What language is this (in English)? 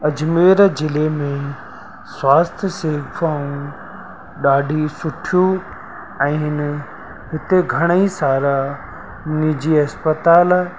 Sindhi